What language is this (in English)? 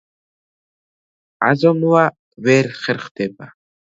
Georgian